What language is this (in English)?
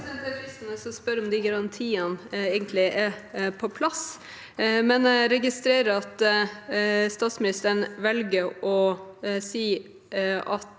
Norwegian